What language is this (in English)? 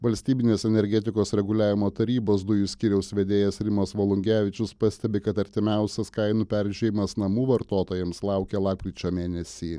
Lithuanian